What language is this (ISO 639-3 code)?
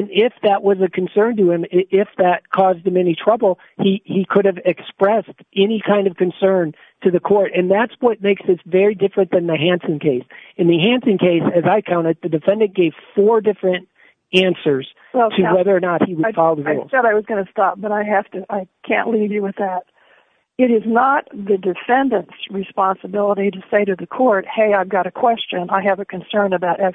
eng